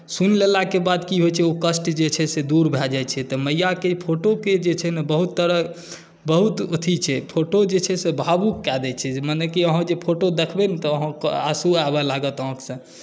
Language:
Maithili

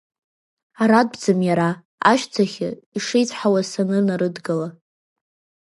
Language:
Abkhazian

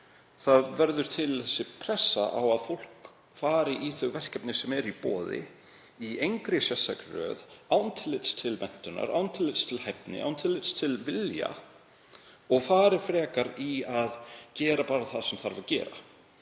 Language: Icelandic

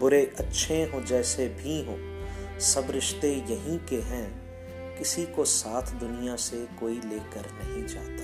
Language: Urdu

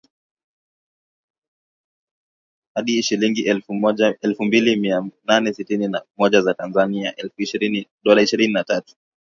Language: Swahili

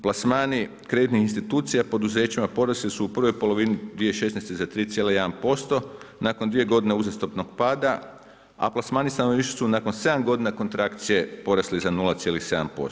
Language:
Croatian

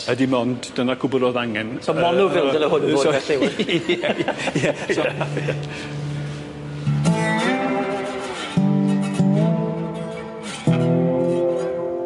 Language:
Welsh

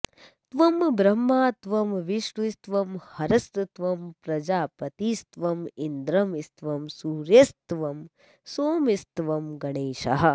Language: Sanskrit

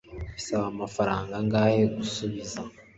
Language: Kinyarwanda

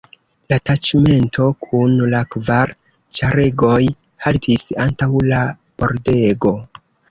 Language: Esperanto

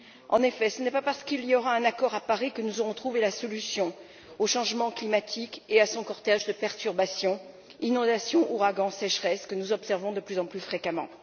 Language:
French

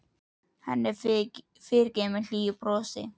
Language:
Icelandic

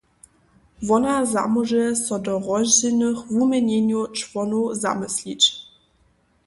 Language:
Upper Sorbian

